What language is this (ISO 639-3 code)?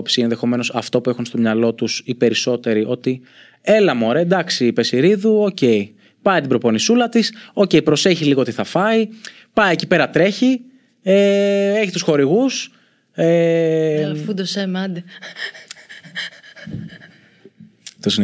ell